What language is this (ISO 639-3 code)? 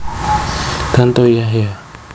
jav